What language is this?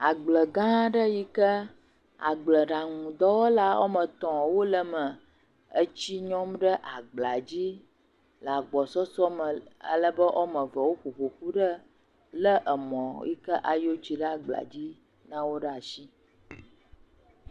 Ewe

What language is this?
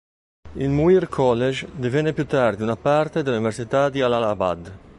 Italian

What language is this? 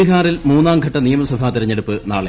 Malayalam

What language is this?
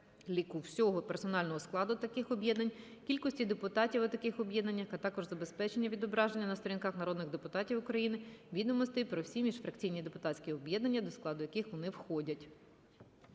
Ukrainian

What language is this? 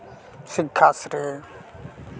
Santali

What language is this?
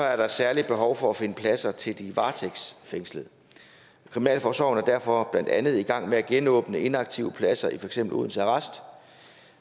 Danish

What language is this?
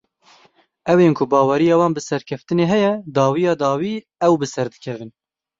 Kurdish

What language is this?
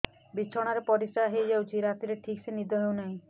Odia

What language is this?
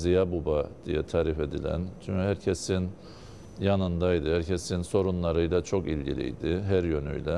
Turkish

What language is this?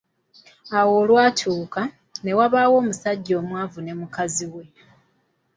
Ganda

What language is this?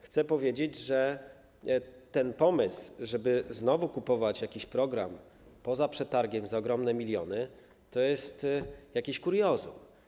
Polish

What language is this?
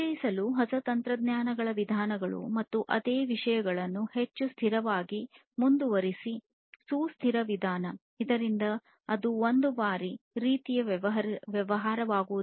Kannada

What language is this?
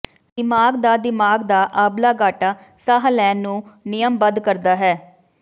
Punjabi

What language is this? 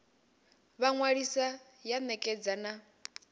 Venda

